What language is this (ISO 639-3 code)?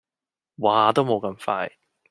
yue